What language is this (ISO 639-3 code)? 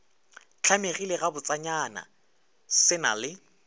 nso